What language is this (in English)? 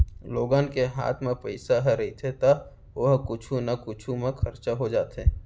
Chhattisgarhi